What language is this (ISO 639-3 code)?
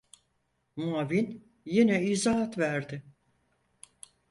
tur